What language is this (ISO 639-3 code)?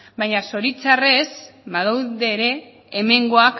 eus